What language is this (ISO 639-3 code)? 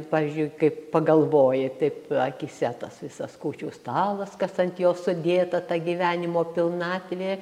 lit